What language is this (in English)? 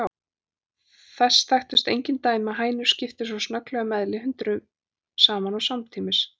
Icelandic